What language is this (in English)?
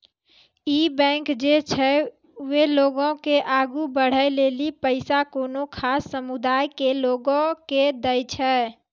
Maithili